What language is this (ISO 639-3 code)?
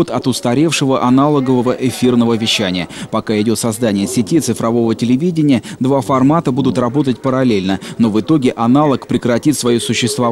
rus